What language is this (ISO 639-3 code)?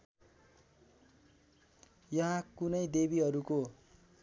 nep